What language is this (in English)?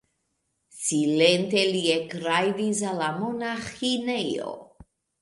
Esperanto